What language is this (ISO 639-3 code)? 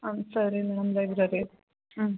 kan